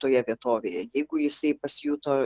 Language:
Lithuanian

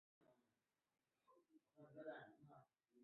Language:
Chinese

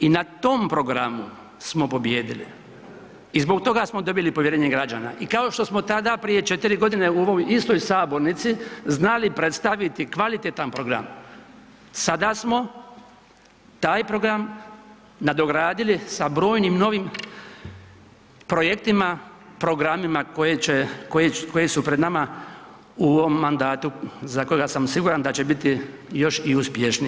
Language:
Croatian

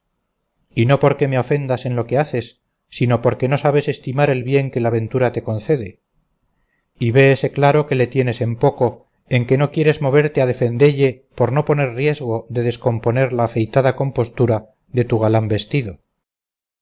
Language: Spanish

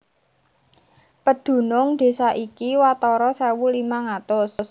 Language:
Javanese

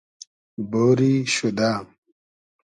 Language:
Hazaragi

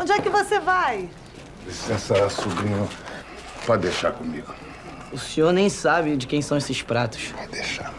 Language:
Portuguese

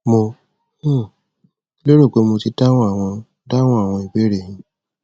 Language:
Yoruba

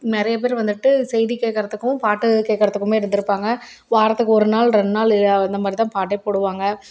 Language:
Tamil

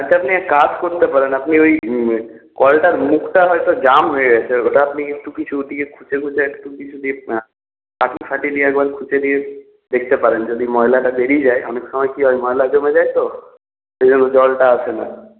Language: Bangla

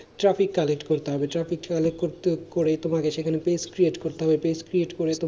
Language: Bangla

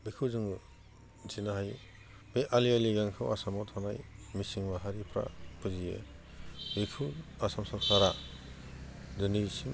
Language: Bodo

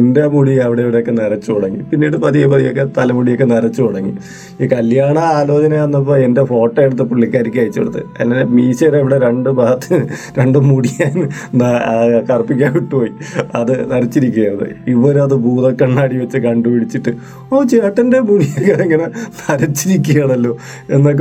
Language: Malayalam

